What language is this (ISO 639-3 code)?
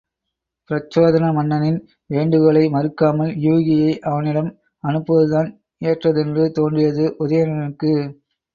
tam